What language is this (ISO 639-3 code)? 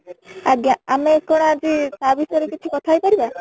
ori